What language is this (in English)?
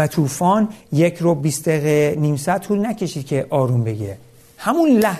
Persian